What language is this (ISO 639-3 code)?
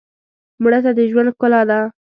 pus